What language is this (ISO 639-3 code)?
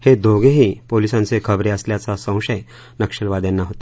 mar